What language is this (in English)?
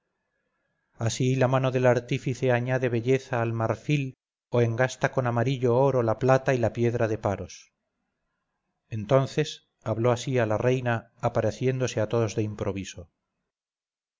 Spanish